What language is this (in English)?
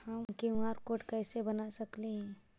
Magahi